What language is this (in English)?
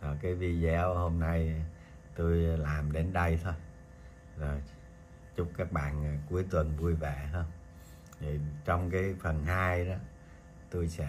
Vietnamese